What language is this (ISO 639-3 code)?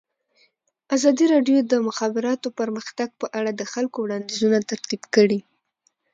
pus